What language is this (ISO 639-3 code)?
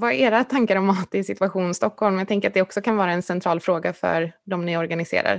swe